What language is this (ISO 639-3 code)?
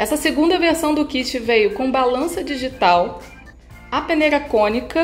por